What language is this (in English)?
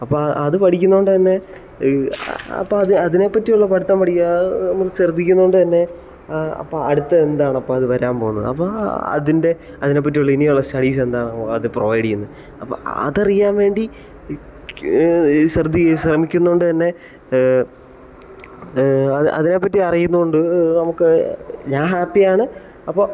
Malayalam